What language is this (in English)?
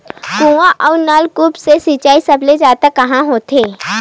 Chhattisgarhi